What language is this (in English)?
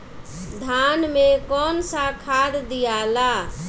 Bhojpuri